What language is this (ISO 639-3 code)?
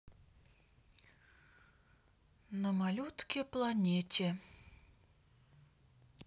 rus